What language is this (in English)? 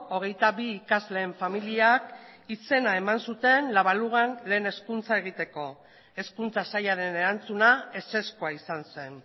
Basque